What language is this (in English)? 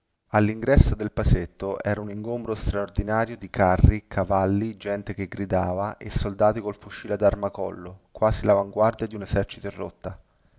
Italian